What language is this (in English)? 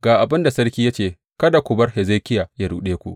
Hausa